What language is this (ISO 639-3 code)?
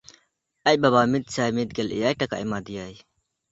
sat